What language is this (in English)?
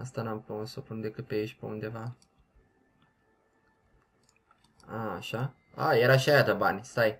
Romanian